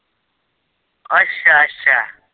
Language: Punjabi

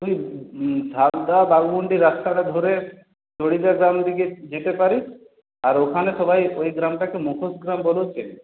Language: Bangla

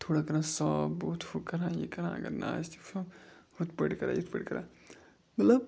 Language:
Kashmiri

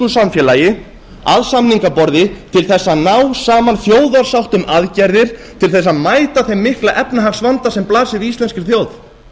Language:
Icelandic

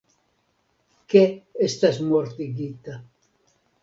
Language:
Esperanto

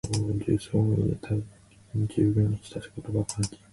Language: Japanese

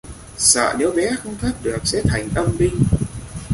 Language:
Vietnamese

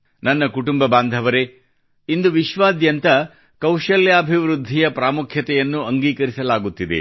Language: Kannada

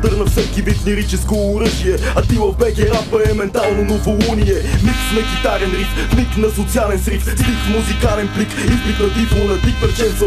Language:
Bulgarian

